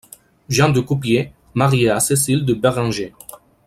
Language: French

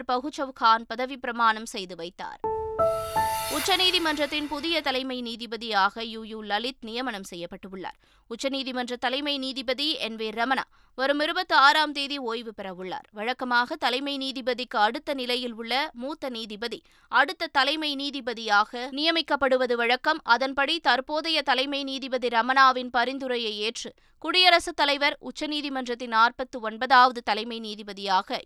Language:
Tamil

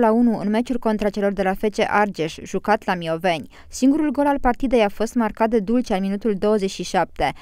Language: Romanian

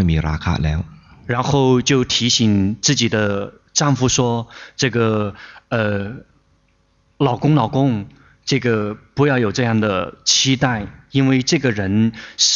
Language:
Chinese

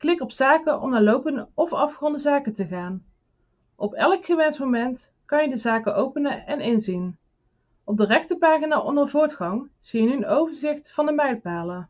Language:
Dutch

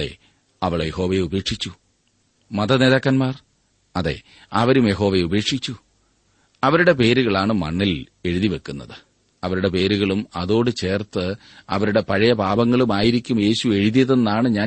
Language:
Malayalam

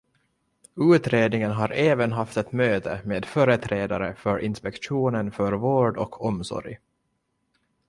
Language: Swedish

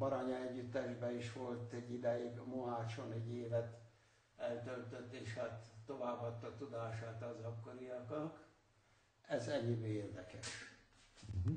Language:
Hungarian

